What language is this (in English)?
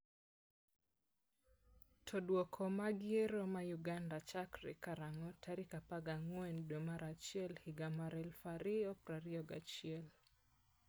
Luo (Kenya and Tanzania)